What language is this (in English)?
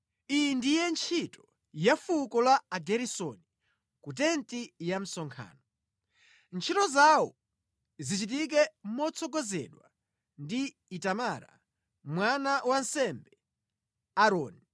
Nyanja